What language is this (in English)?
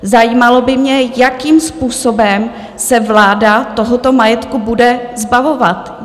Czech